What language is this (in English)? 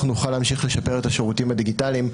Hebrew